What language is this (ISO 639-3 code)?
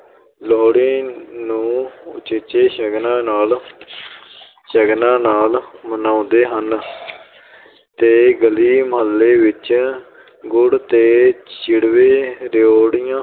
pan